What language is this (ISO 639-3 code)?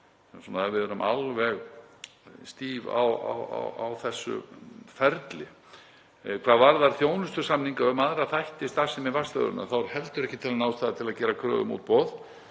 isl